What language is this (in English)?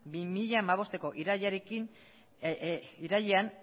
Basque